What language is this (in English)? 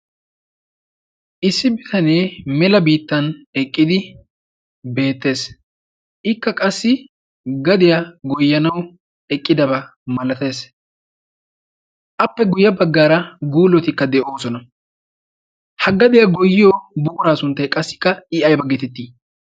Wolaytta